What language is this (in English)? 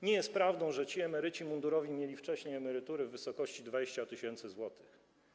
Polish